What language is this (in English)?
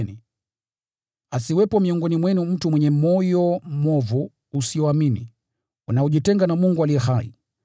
Swahili